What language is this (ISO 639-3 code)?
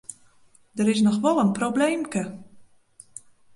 fry